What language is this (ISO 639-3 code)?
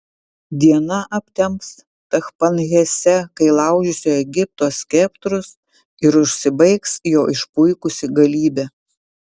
lit